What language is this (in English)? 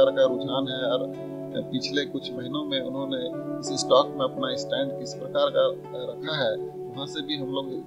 Hindi